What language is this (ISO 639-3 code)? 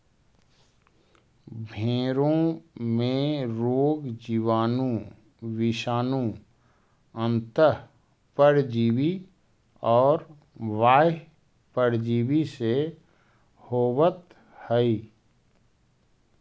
mag